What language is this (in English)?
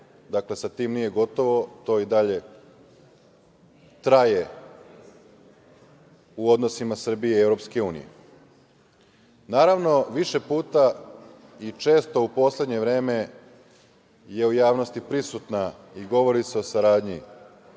Serbian